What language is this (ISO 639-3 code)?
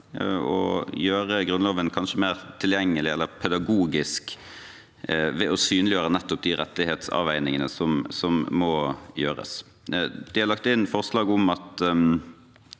nor